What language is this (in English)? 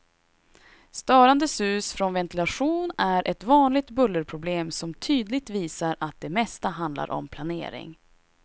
Swedish